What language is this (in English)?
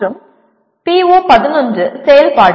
Tamil